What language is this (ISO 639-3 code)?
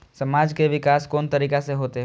mai